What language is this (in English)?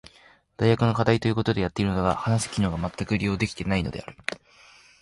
Japanese